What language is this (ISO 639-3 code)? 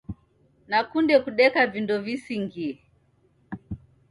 dav